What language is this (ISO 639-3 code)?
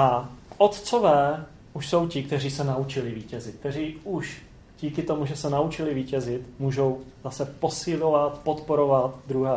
ces